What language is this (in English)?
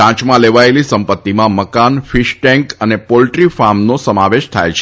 Gujarati